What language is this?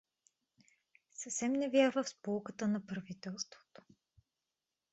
Bulgarian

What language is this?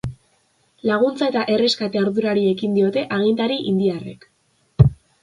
Basque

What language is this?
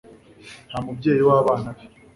Kinyarwanda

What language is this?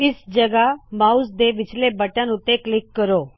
Punjabi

